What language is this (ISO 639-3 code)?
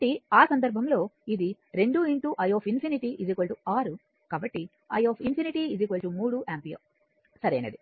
tel